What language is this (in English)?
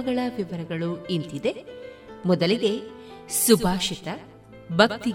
Kannada